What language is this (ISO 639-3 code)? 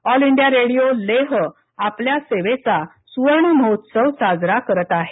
mar